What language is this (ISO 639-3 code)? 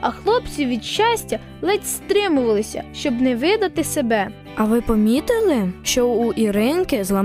ukr